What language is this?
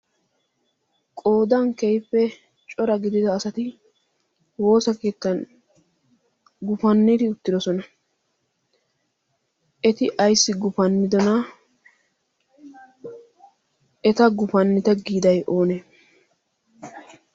Wolaytta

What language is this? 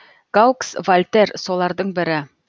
Kazakh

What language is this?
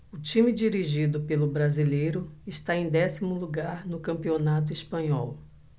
Portuguese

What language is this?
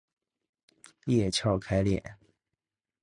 Chinese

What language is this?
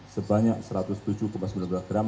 Indonesian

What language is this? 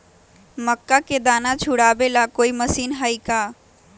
Magahi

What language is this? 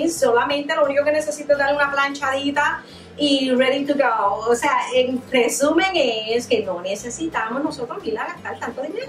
Spanish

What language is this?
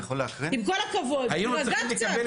Hebrew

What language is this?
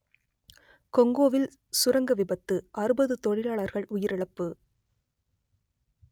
Tamil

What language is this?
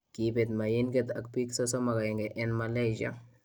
Kalenjin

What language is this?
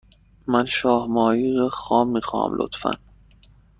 Persian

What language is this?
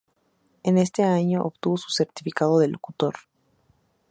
Spanish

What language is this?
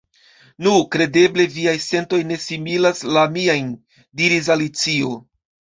Esperanto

